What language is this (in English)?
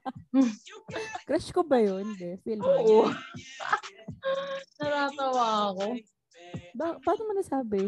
Filipino